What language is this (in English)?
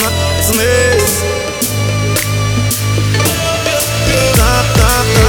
Ukrainian